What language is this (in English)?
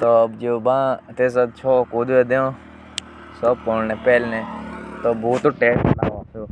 Jaunsari